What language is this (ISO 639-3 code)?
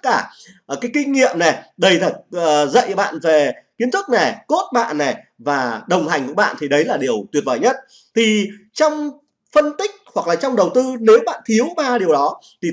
vie